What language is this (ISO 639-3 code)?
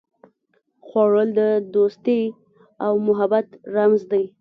pus